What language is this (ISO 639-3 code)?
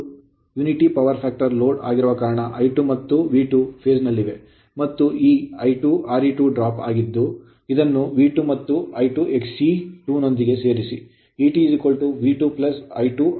kan